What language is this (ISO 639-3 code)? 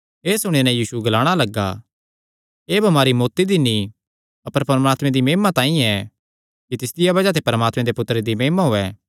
xnr